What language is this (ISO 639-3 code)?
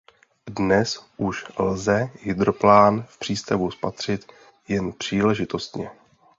ces